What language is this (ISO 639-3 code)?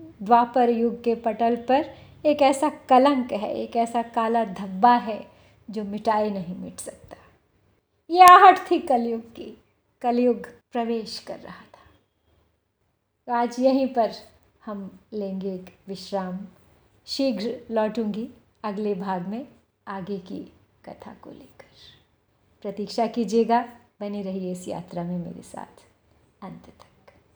hin